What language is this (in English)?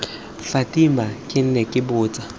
Tswana